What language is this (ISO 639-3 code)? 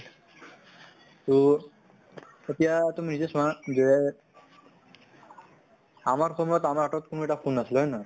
asm